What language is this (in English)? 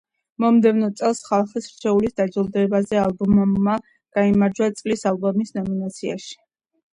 Georgian